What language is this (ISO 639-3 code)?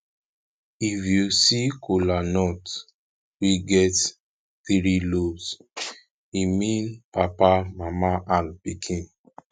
pcm